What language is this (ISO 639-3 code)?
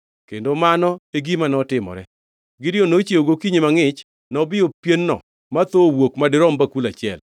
luo